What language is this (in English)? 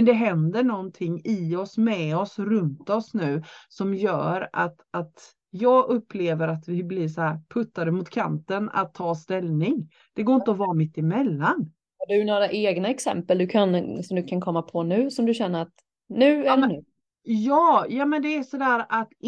Swedish